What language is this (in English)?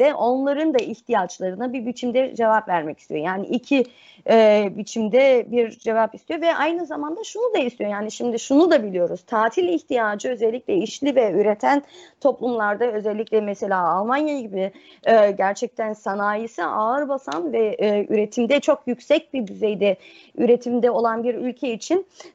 Turkish